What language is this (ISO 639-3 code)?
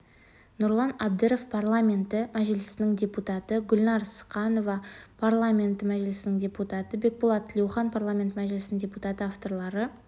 kaz